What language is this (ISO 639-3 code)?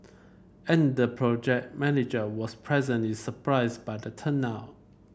eng